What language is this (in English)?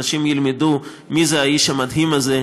Hebrew